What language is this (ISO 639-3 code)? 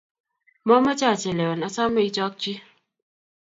kln